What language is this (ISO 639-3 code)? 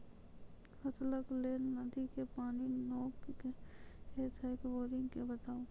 mai